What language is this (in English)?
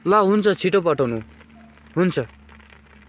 Nepali